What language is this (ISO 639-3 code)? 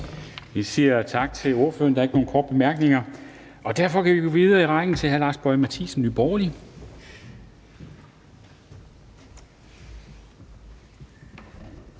dan